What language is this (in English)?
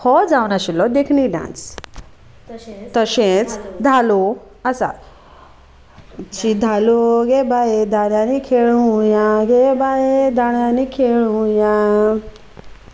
Konkani